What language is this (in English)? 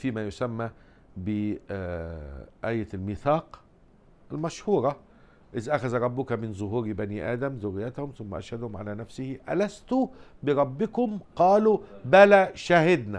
Arabic